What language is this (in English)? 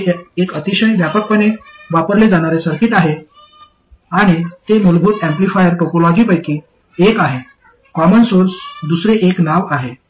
Marathi